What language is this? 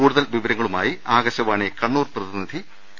Malayalam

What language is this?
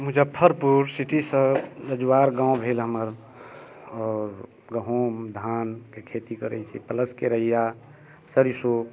Maithili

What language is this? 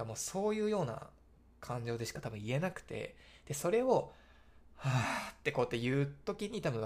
Japanese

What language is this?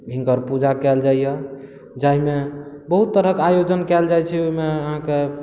Maithili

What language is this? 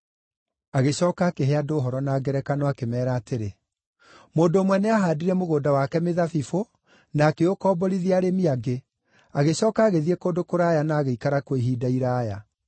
Kikuyu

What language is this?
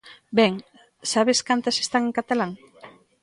Galician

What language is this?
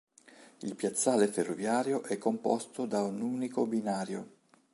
Italian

